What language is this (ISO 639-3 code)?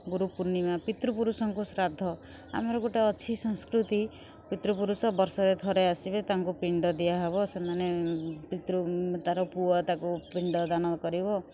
ori